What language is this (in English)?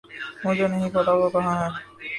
Urdu